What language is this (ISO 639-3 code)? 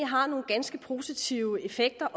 dan